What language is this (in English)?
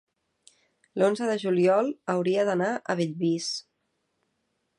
Catalan